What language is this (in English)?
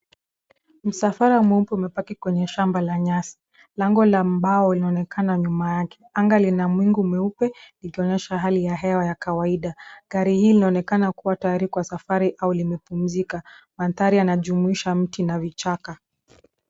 Swahili